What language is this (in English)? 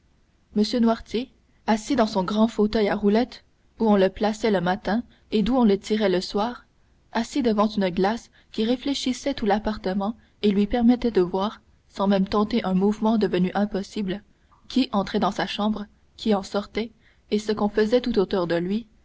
French